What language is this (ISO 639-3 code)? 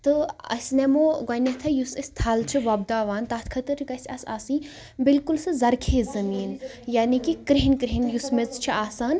kas